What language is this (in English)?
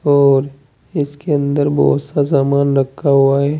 Hindi